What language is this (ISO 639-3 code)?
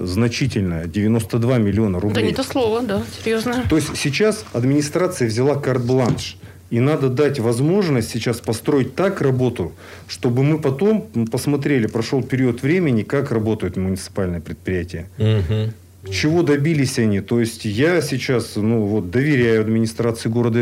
rus